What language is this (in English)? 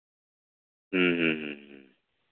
Santali